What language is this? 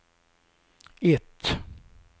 Swedish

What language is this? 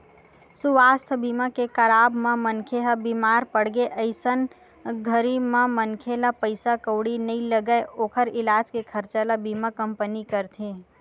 Chhattisgarhi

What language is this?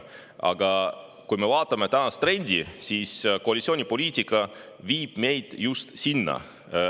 Estonian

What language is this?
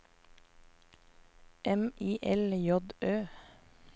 Norwegian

